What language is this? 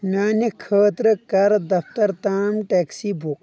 Kashmiri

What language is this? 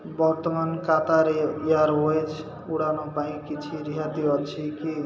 Odia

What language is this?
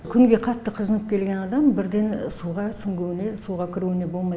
Kazakh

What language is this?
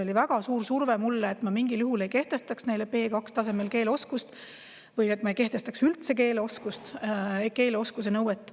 Estonian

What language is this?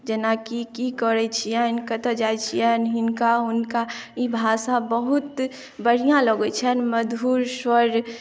Maithili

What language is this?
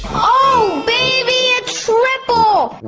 English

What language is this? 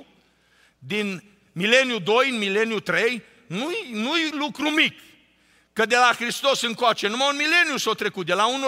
Romanian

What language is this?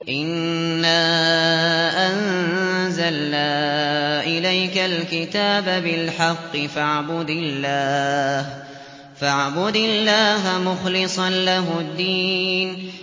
Arabic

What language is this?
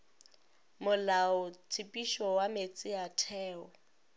Northern Sotho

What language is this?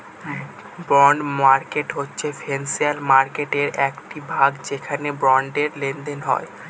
Bangla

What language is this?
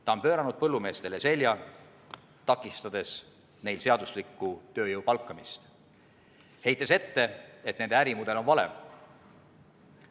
Estonian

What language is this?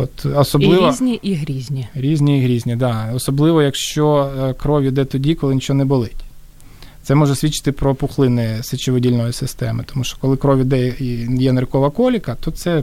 Ukrainian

